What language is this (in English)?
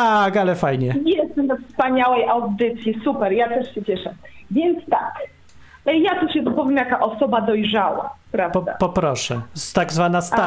Polish